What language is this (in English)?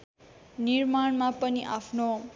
Nepali